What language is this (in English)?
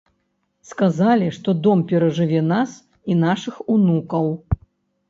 Belarusian